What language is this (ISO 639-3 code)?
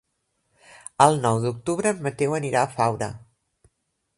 cat